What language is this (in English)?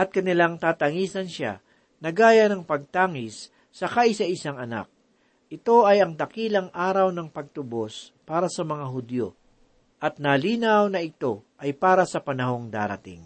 Filipino